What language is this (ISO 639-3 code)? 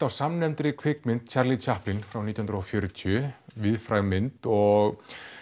isl